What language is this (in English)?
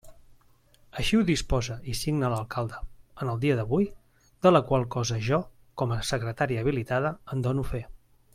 Catalan